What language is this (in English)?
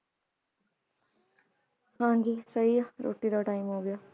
Punjabi